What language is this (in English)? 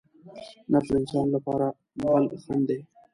Pashto